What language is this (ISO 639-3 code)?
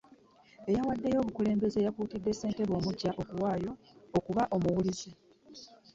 lug